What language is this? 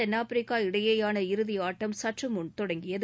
Tamil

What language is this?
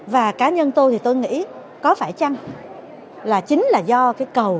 Vietnamese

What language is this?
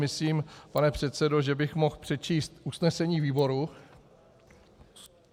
Czech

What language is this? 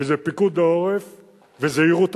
Hebrew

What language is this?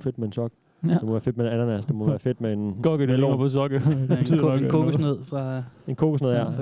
Danish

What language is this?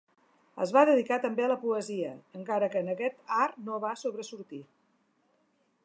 Catalan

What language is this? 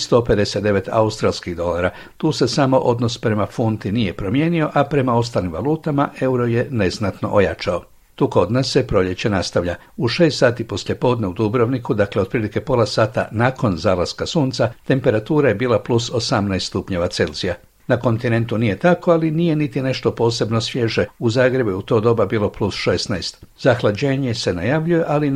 Croatian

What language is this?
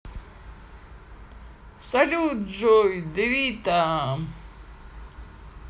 Russian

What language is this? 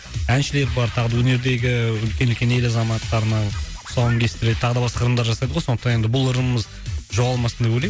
Kazakh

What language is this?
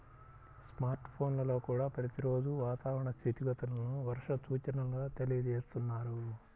Telugu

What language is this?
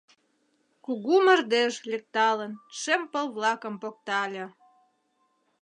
Mari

